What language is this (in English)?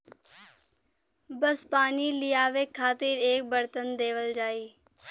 Bhojpuri